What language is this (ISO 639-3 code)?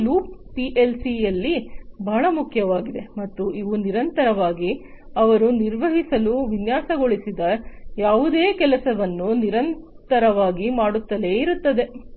kan